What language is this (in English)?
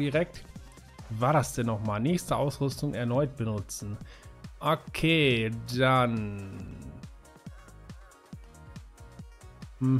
German